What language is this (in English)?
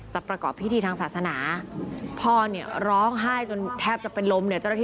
Thai